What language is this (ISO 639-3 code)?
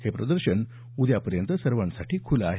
mar